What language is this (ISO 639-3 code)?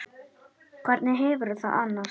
isl